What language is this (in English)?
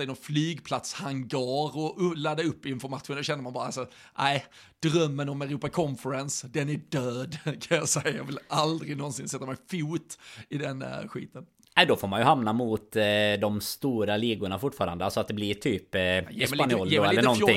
Swedish